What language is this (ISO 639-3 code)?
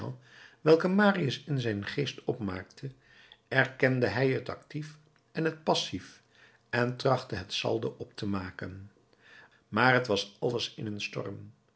nld